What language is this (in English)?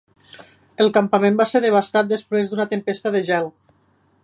Catalan